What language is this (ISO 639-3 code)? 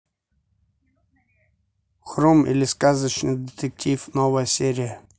rus